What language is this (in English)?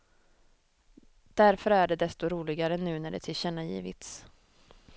Swedish